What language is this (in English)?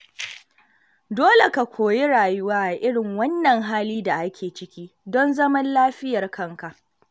Hausa